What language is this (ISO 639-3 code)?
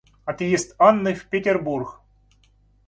rus